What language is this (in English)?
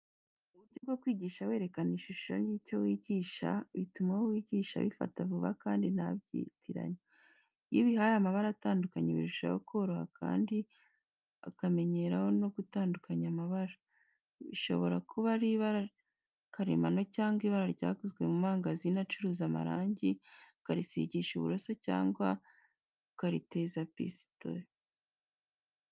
Kinyarwanda